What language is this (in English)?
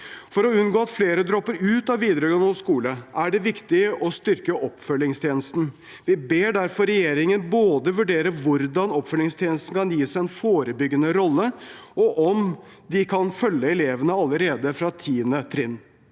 Norwegian